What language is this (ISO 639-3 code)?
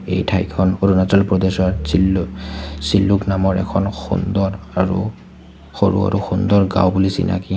asm